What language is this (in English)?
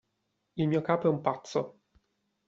Italian